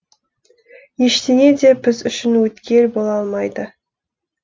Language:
Kazakh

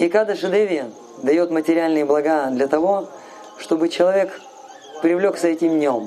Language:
Russian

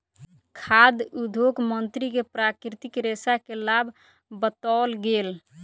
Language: Maithili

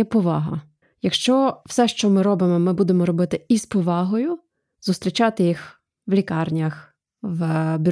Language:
Ukrainian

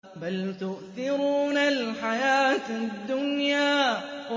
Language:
Arabic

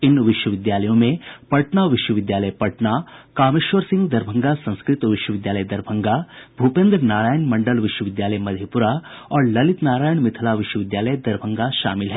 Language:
Hindi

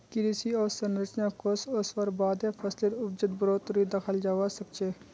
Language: Magahi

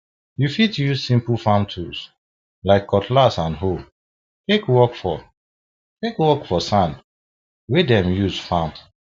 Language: Nigerian Pidgin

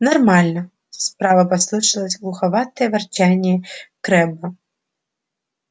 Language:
Russian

